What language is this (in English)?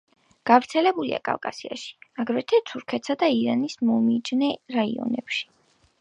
Georgian